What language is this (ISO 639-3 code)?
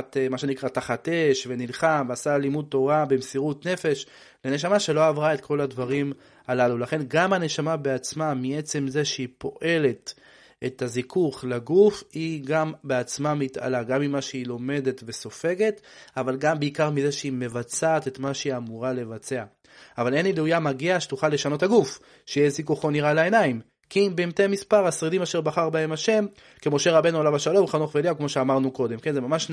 heb